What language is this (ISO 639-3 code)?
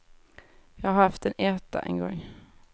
swe